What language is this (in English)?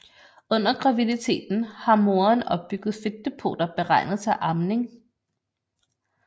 Danish